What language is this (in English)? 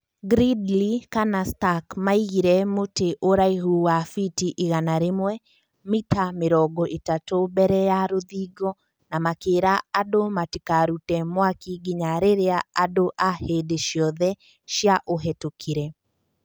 Kikuyu